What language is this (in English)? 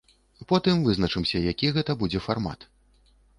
Belarusian